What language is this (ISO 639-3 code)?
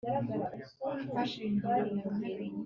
kin